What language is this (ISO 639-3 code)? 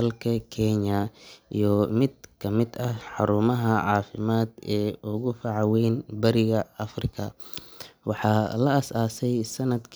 som